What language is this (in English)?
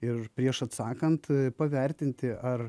Lithuanian